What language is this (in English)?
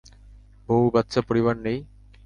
Bangla